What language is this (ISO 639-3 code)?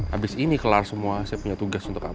ind